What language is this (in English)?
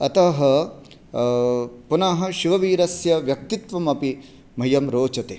Sanskrit